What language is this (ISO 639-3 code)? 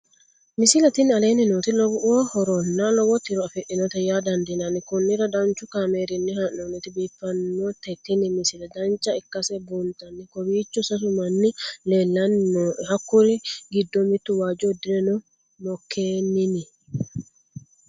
sid